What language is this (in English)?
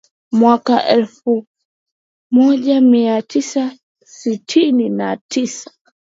Swahili